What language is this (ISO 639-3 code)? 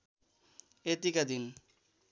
nep